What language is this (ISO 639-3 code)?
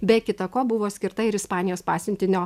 lit